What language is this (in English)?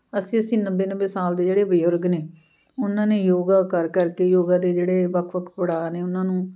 Punjabi